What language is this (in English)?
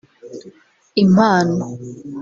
Kinyarwanda